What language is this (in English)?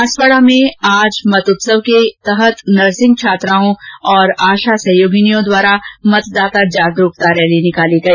Hindi